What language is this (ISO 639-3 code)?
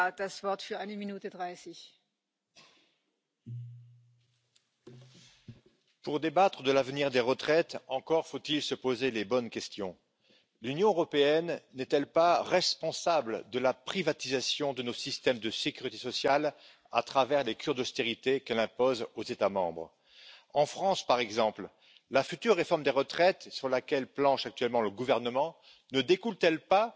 nld